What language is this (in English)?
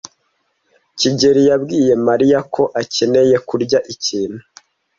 Kinyarwanda